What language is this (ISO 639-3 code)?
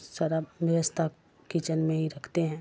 urd